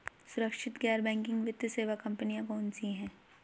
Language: Hindi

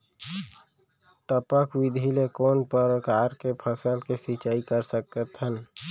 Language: Chhattisgarhi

